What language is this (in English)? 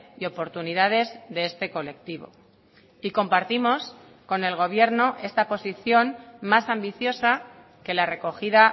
Spanish